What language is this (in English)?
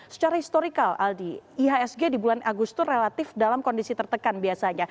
Indonesian